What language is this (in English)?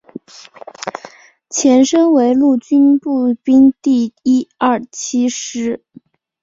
Chinese